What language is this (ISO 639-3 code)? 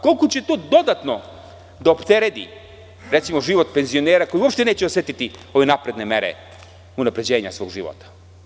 srp